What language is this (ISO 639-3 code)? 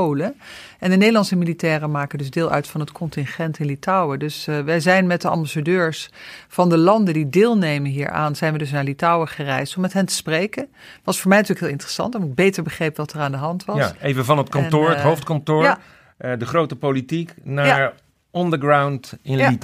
nld